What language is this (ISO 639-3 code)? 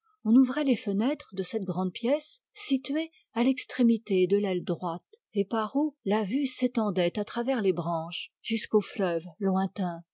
fra